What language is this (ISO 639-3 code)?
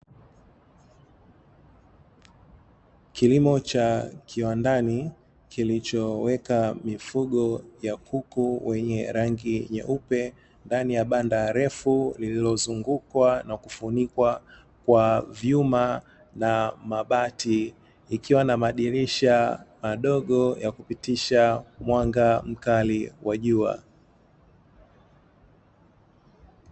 swa